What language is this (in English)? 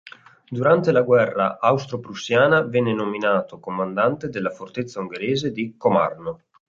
Italian